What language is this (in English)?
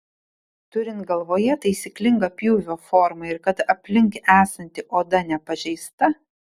Lithuanian